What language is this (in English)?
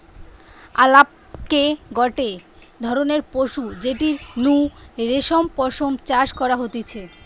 Bangla